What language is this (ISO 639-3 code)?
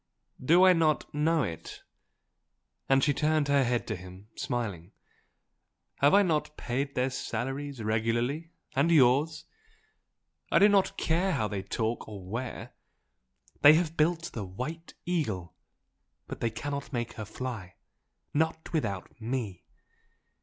eng